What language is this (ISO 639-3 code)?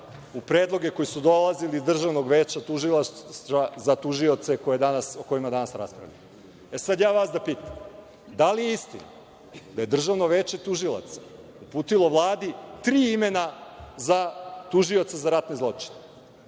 srp